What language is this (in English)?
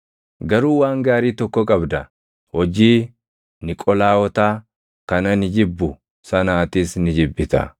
Oromo